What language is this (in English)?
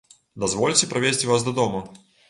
Belarusian